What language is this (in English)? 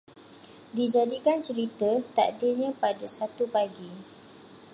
Malay